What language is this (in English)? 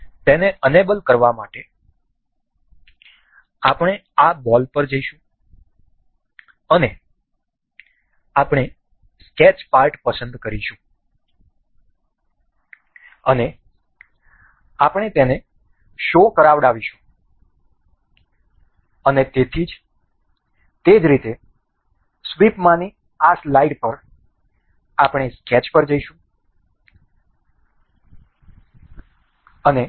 Gujarati